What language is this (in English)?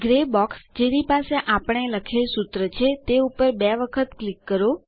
Gujarati